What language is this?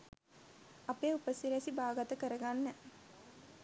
Sinhala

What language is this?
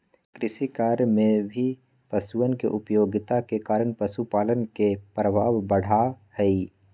Magahi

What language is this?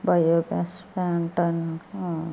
Telugu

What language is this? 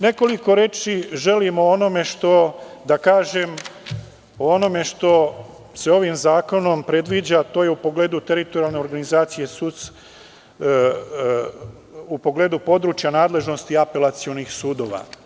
Serbian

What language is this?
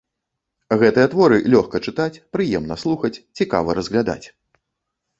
Belarusian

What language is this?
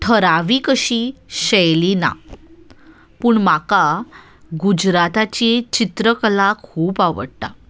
Konkani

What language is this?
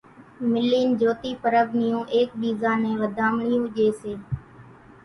Kachi Koli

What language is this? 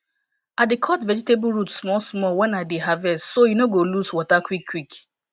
Nigerian Pidgin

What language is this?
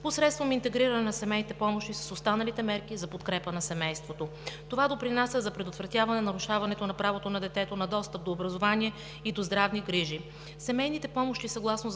Bulgarian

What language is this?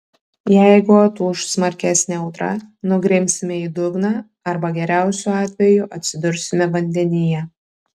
Lithuanian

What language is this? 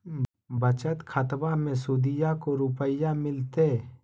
Magahi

